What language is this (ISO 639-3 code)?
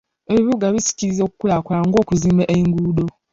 lug